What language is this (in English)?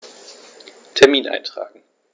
German